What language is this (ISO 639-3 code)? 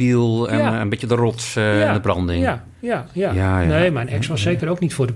nld